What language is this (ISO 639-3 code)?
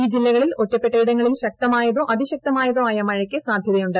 mal